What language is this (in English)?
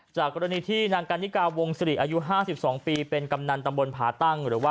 Thai